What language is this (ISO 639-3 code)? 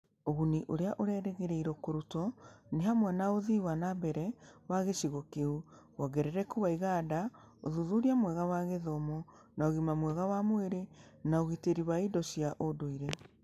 kik